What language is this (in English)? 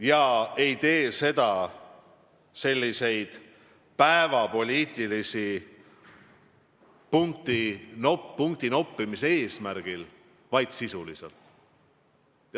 Estonian